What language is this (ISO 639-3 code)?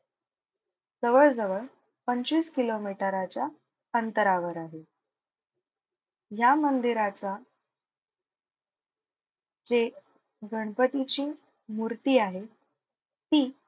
mar